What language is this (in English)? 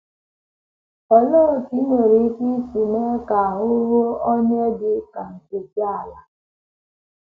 Igbo